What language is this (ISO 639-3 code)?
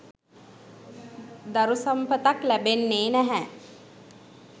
sin